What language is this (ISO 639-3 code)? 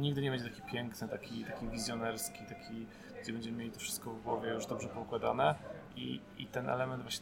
pol